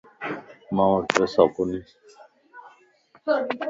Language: Lasi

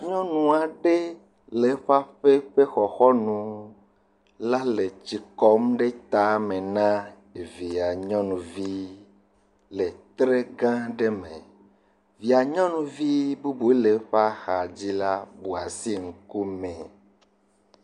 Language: Ewe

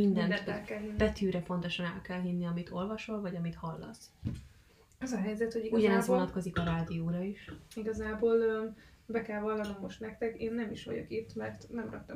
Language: Hungarian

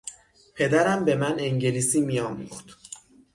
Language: Persian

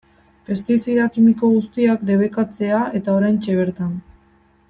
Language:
Basque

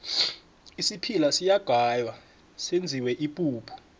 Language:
South Ndebele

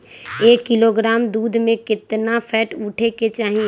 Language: Magahi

